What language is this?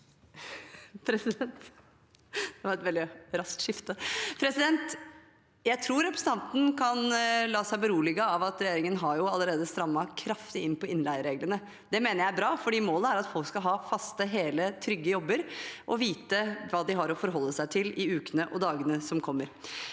Norwegian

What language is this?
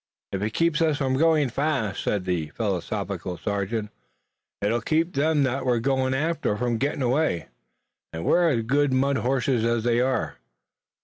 English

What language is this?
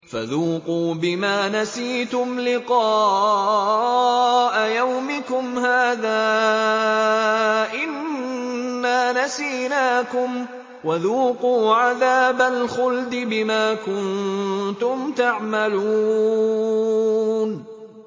Arabic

